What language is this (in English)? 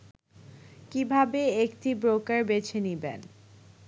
Bangla